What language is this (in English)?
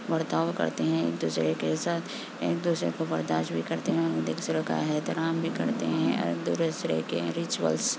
Urdu